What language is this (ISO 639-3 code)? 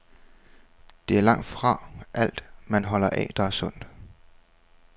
dan